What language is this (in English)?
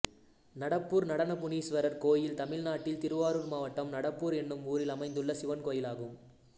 Tamil